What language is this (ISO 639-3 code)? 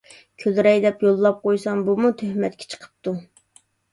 uig